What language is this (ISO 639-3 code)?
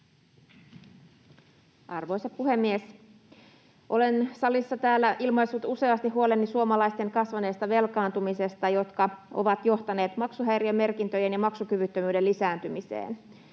fin